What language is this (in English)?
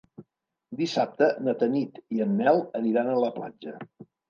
Catalan